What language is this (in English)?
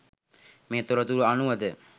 Sinhala